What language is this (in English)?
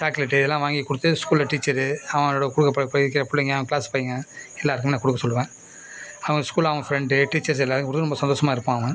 Tamil